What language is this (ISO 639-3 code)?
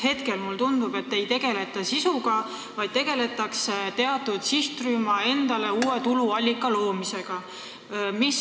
est